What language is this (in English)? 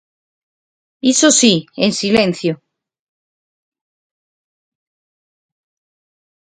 Galician